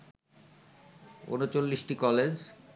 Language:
Bangla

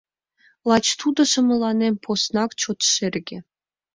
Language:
Mari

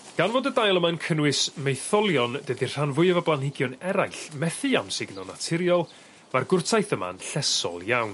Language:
Welsh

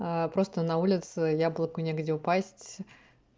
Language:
Russian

